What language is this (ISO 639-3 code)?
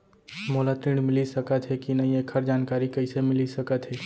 hne